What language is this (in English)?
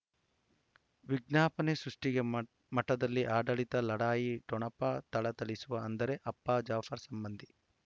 Kannada